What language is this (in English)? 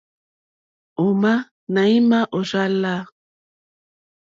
Mokpwe